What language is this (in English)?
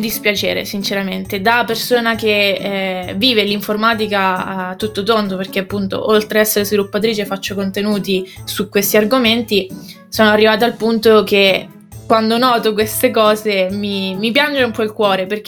Italian